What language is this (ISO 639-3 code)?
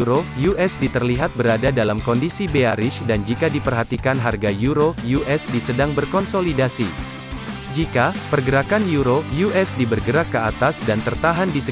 ind